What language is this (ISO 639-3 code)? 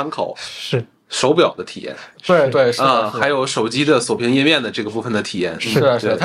zho